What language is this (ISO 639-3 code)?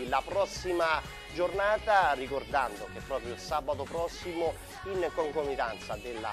ita